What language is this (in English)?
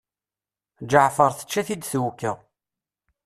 Kabyle